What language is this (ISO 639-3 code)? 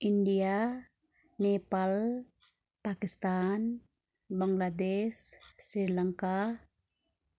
nep